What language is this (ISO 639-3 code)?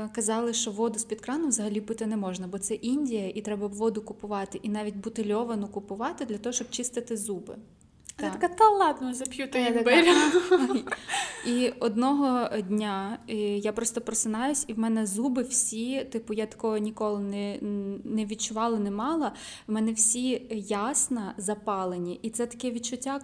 ukr